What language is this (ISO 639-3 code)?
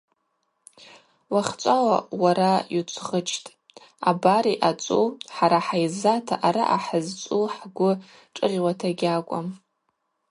abq